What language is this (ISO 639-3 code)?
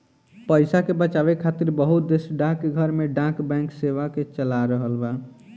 bho